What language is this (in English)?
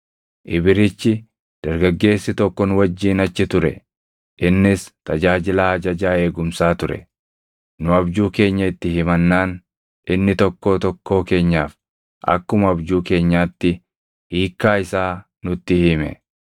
Oromo